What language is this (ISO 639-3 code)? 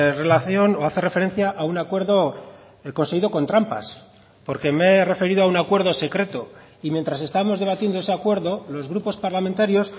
spa